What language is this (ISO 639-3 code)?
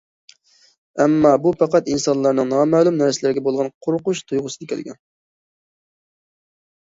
uig